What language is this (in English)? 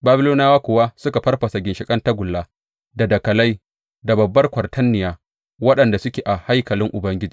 Hausa